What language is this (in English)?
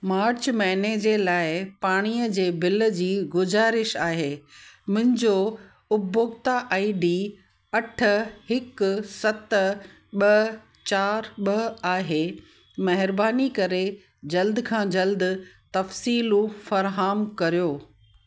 Sindhi